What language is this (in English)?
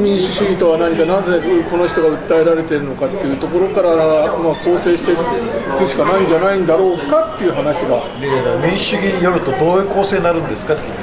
Japanese